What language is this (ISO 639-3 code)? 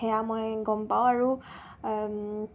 asm